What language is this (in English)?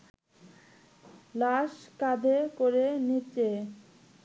Bangla